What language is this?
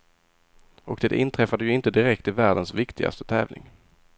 Swedish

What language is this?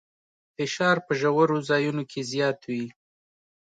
Pashto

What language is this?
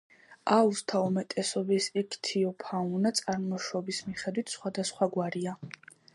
Georgian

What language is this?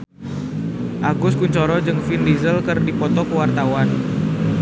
Sundanese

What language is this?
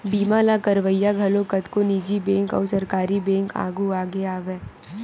Chhattisgarhi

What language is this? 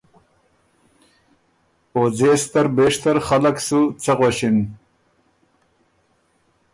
Ormuri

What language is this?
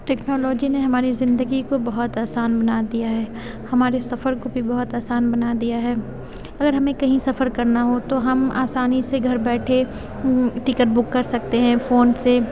Urdu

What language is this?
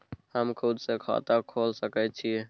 Maithili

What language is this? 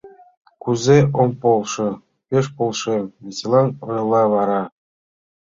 Mari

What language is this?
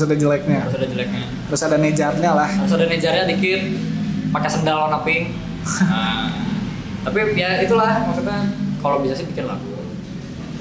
Indonesian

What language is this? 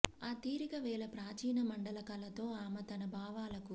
Telugu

